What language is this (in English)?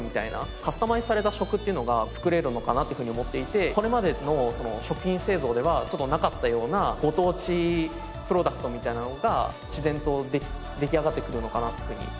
Japanese